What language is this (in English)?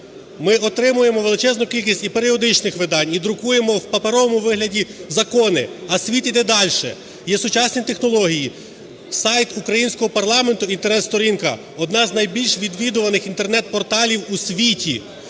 Ukrainian